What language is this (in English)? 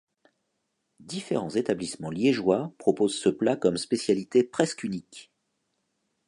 French